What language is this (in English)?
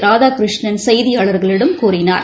Tamil